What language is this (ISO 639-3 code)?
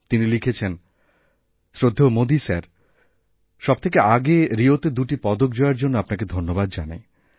ben